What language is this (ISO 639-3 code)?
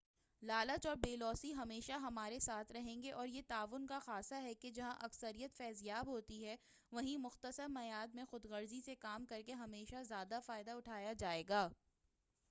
urd